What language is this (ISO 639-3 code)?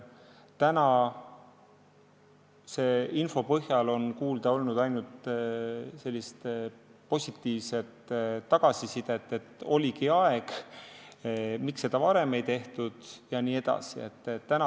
est